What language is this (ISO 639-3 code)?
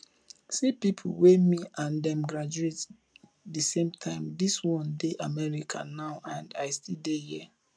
pcm